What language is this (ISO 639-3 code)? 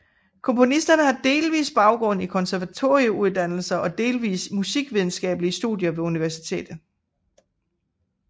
dan